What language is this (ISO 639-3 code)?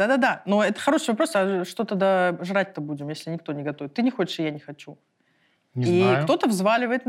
rus